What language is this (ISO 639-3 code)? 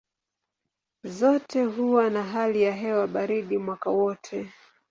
swa